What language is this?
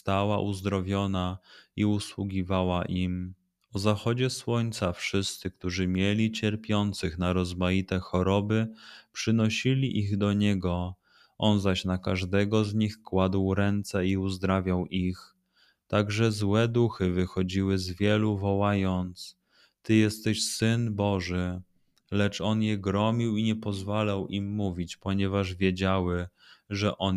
Polish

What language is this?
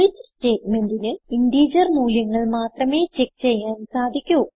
Malayalam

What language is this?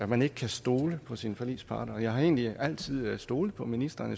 Danish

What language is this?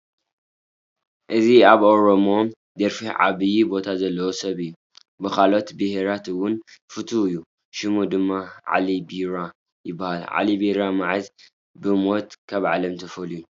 Tigrinya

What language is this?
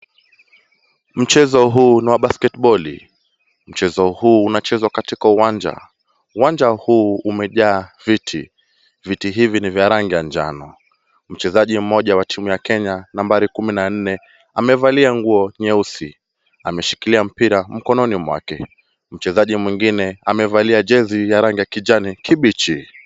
Swahili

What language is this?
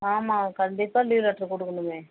Tamil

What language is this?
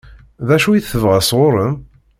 Kabyle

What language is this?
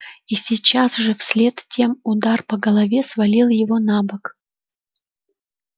Russian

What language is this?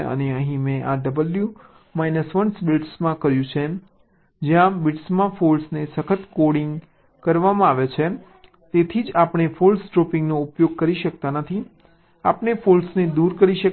Gujarati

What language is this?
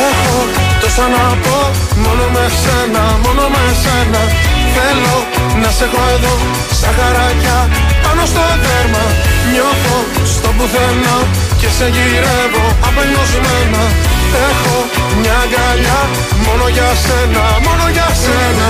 Greek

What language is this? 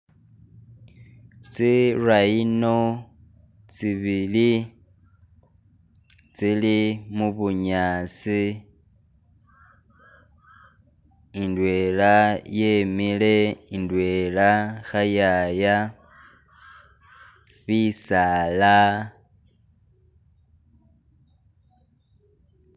Masaaba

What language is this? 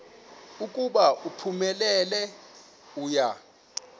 Xhosa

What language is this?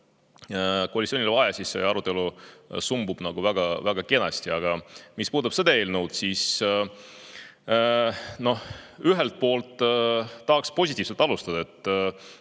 Estonian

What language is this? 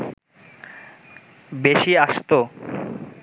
Bangla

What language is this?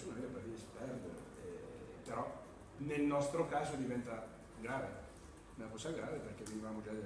Italian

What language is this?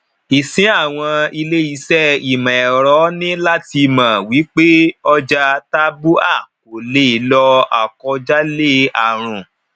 Yoruba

